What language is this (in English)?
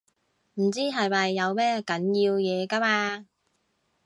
Cantonese